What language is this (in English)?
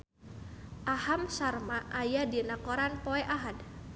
Sundanese